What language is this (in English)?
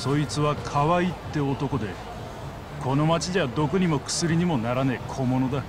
Japanese